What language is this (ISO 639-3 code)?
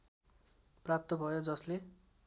nep